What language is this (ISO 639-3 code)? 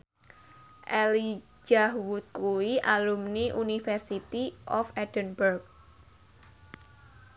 jav